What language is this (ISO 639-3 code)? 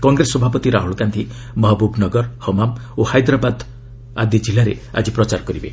ori